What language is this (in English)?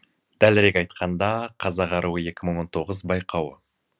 Kazakh